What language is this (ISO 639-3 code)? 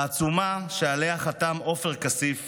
heb